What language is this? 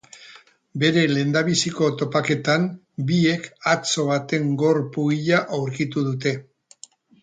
Basque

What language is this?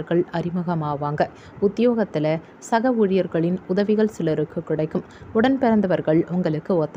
Turkish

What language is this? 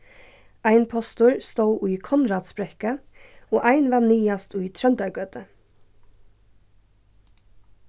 Faroese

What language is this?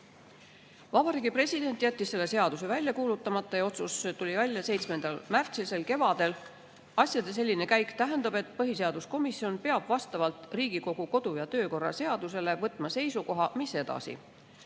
Estonian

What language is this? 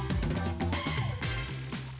Indonesian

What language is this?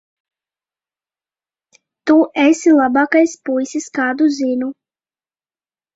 Latvian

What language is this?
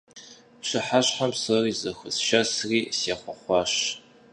Kabardian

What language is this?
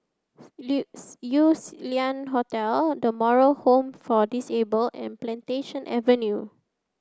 English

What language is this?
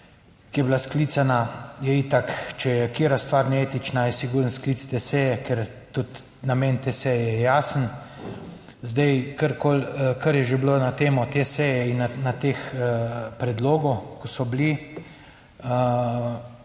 Slovenian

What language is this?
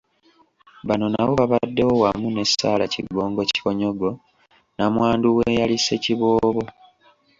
Ganda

